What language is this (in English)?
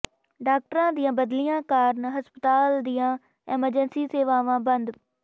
Punjabi